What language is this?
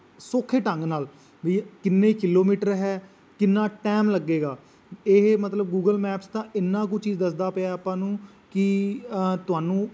Punjabi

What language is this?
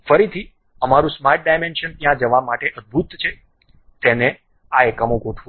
Gujarati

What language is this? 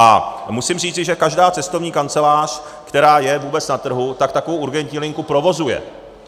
Czech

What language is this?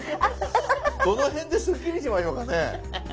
Japanese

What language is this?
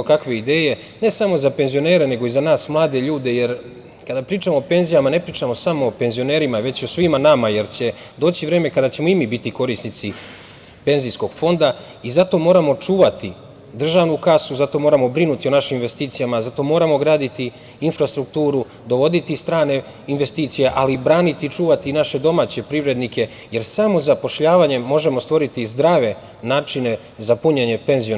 Serbian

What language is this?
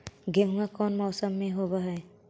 Magahi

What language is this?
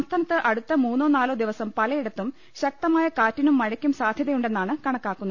Malayalam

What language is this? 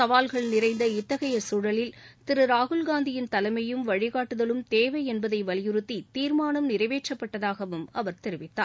Tamil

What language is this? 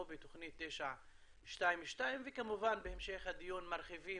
Hebrew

